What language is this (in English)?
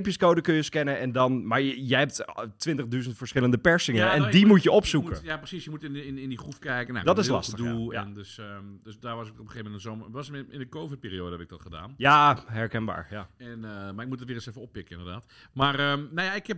Dutch